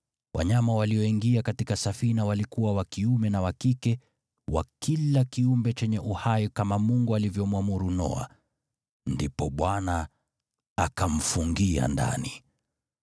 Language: Swahili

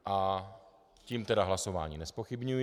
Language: Czech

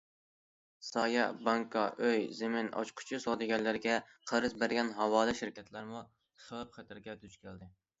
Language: Uyghur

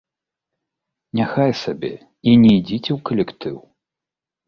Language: Belarusian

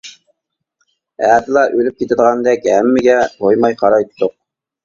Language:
Uyghur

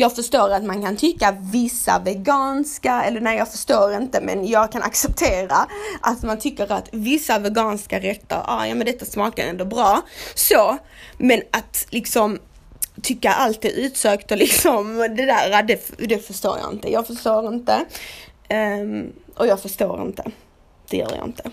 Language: Swedish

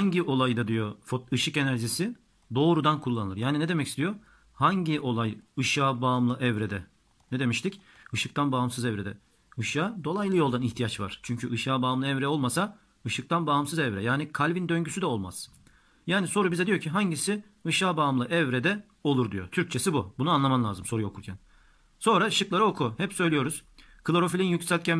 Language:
Turkish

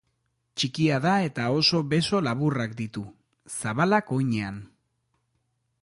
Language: Basque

